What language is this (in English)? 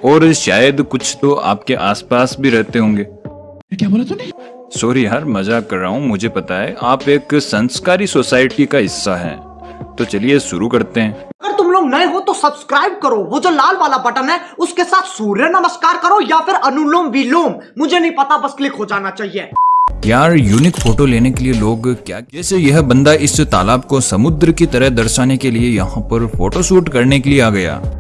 Hindi